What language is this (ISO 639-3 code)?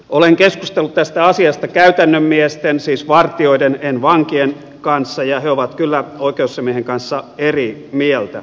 fin